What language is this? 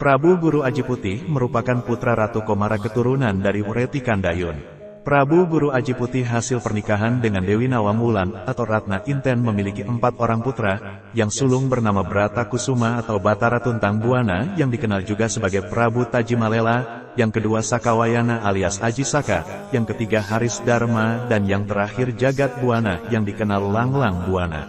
Indonesian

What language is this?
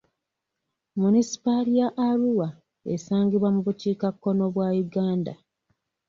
Ganda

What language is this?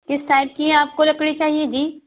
Urdu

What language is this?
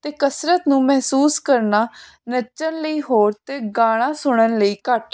Punjabi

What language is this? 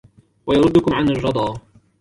Arabic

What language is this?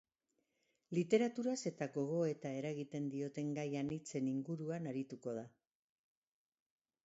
Basque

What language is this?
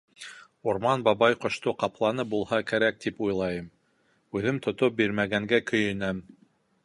Bashkir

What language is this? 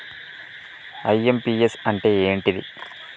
Telugu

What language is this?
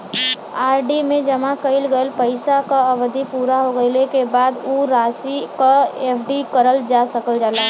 Bhojpuri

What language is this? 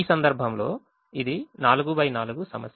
Telugu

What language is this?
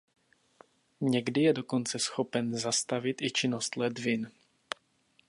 Czech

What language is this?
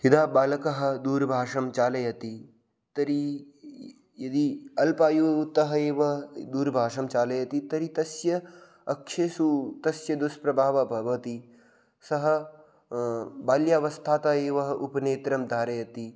Sanskrit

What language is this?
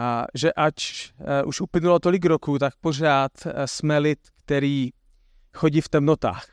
Czech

